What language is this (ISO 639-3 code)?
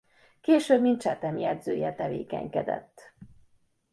hun